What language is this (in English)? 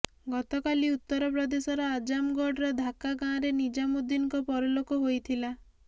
Odia